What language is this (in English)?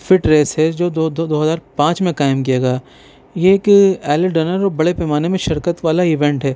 Urdu